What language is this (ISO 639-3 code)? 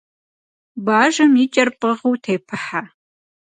kbd